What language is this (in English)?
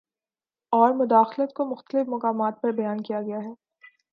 Urdu